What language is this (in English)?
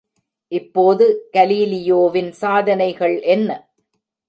Tamil